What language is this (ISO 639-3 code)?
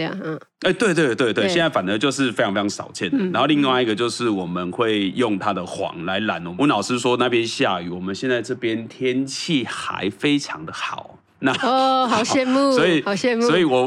zho